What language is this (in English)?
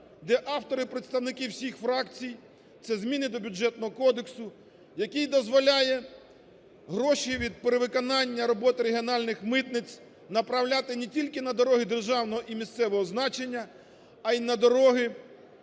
Ukrainian